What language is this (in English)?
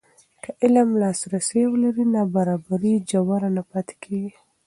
Pashto